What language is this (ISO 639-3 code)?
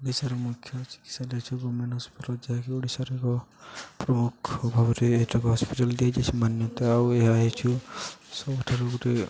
ori